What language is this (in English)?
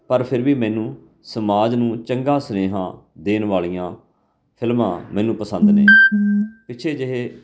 Punjabi